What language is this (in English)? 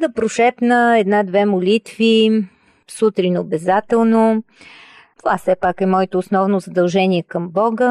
Bulgarian